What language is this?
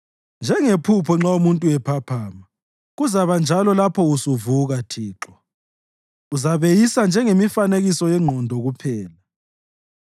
North Ndebele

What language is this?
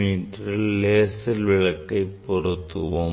Tamil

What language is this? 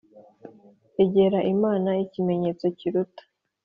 Kinyarwanda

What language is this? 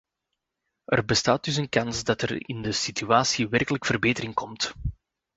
Dutch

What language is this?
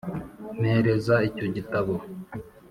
Kinyarwanda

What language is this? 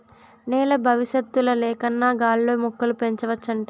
Telugu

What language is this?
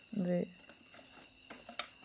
Dogri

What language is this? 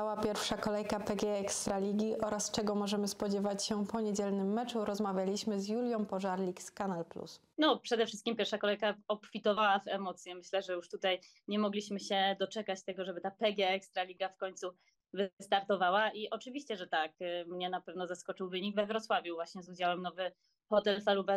Polish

